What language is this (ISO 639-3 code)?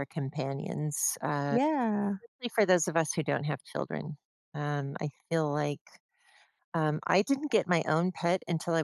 eng